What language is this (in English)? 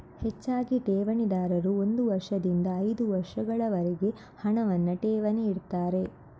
Kannada